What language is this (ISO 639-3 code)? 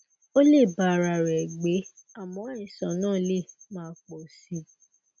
yor